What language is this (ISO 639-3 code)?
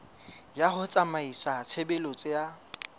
sot